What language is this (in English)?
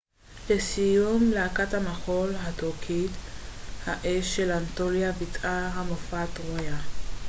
Hebrew